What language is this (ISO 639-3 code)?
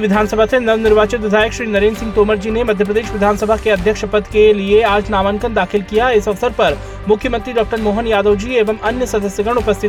hin